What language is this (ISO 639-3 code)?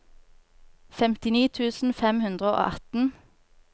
nor